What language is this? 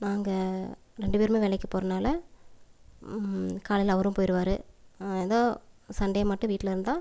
Tamil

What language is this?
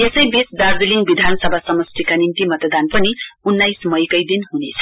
Nepali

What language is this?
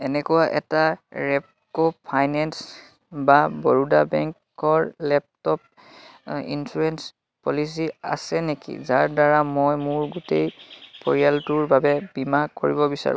Assamese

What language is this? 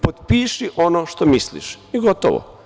Serbian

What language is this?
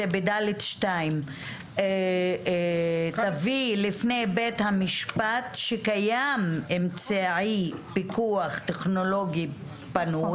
Hebrew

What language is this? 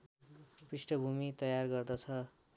Nepali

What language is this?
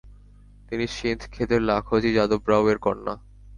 Bangla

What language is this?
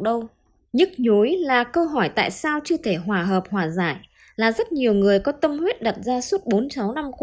Vietnamese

